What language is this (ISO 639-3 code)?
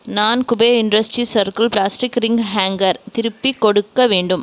tam